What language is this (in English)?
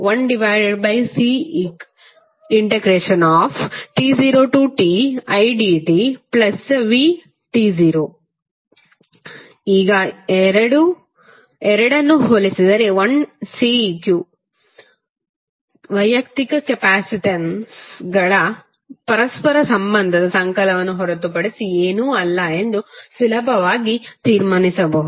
Kannada